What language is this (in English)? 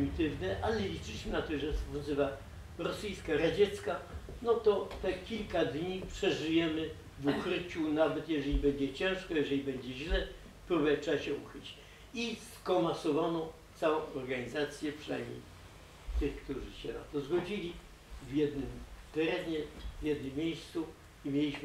Polish